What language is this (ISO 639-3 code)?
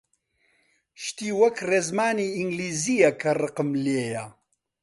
ckb